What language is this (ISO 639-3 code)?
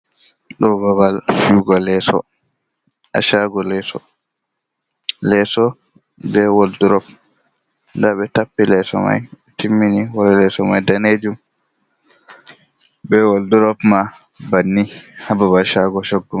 ful